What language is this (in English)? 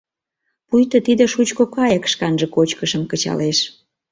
Mari